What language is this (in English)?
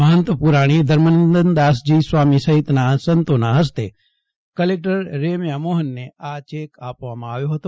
Gujarati